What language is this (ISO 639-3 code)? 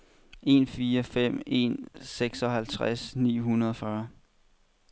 dan